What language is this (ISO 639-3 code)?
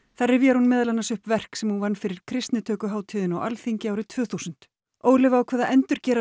isl